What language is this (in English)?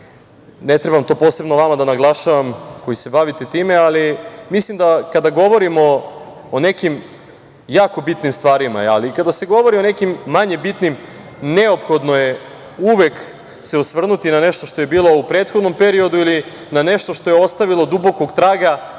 Serbian